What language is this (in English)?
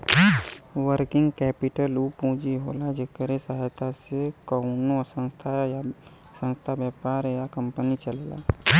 Bhojpuri